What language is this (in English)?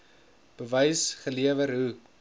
Afrikaans